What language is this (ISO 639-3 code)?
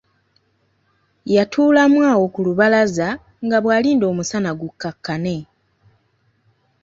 lug